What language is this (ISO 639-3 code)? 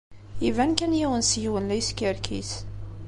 kab